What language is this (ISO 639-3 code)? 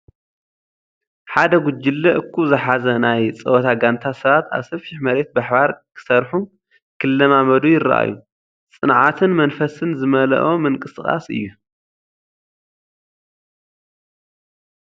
tir